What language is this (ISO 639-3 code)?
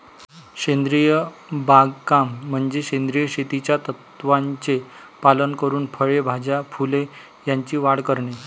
mar